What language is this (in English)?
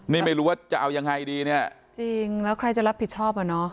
Thai